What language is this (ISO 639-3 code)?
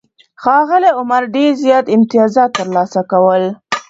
pus